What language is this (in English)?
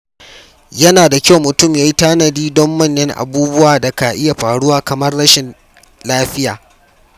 Hausa